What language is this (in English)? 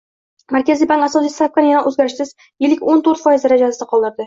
Uzbek